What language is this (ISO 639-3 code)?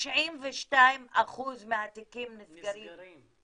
heb